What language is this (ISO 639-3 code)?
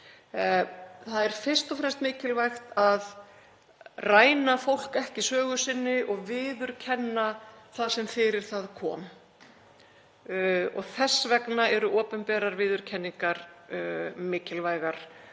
isl